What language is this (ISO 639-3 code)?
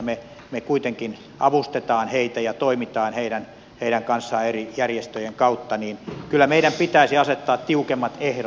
fin